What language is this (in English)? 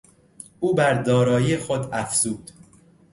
Persian